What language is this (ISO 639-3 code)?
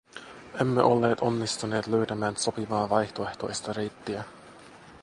fin